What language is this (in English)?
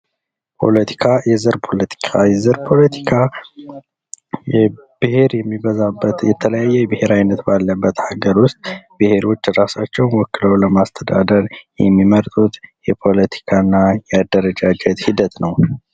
Amharic